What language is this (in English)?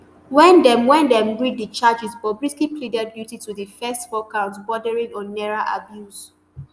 Nigerian Pidgin